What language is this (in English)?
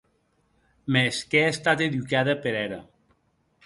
Occitan